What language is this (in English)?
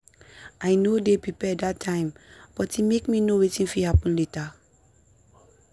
Nigerian Pidgin